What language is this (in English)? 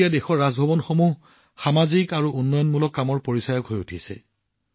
Assamese